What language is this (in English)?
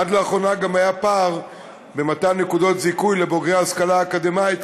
Hebrew